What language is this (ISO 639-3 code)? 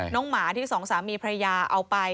tha